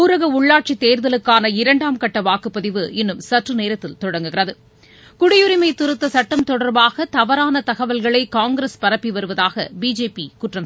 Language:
Tamil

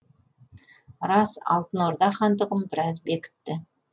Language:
Kazakh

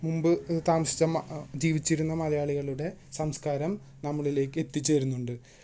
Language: Malayalam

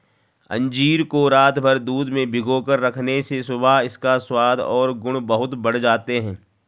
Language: Hindi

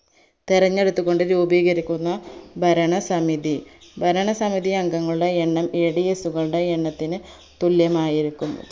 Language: Malayalam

